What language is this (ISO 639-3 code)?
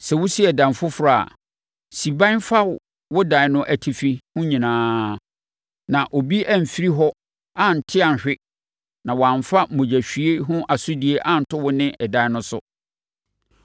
aka